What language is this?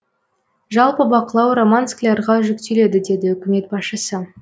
Kazakh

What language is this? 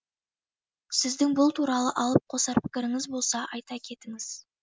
Kazakh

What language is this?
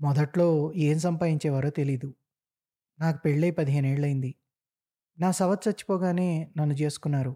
Telugu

